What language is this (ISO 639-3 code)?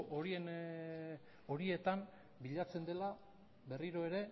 eus